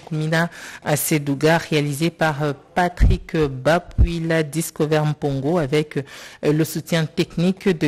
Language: French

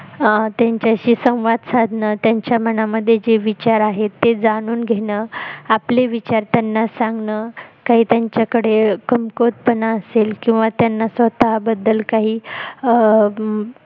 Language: Marathi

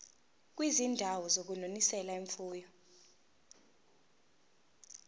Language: Zulu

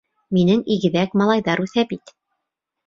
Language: Bashkir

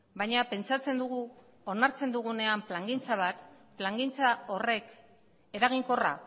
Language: Basque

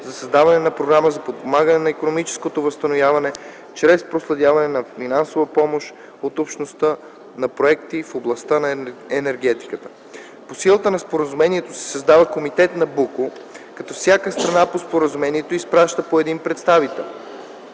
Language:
Bulgarian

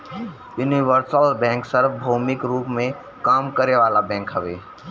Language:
Bhojpuri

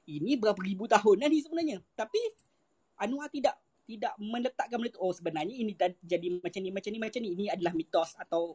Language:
Malay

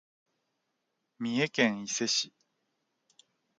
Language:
Japanese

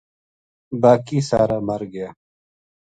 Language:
Gujari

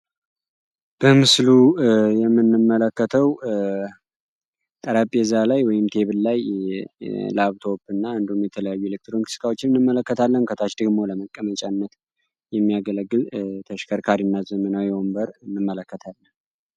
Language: Amharic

